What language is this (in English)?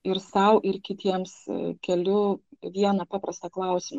Lithuanian